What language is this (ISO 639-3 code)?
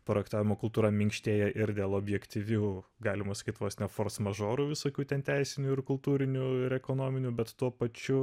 lit